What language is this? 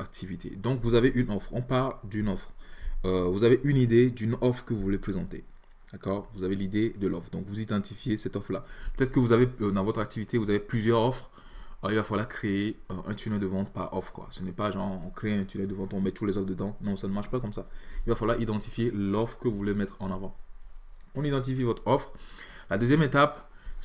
French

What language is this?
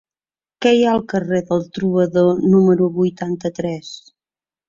Catalan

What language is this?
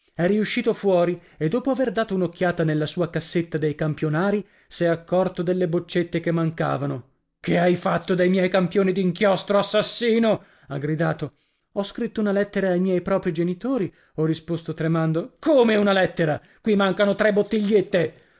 Italian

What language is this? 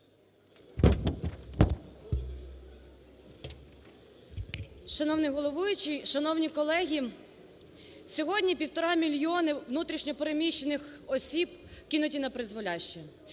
Ukrainian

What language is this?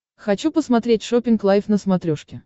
Russian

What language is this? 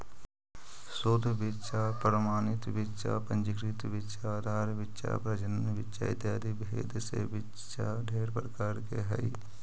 Magahi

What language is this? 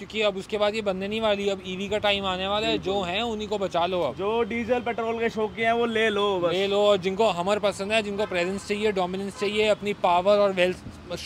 Hindi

